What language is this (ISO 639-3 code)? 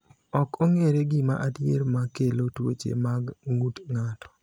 luo